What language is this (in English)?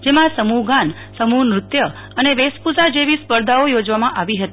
Gujarati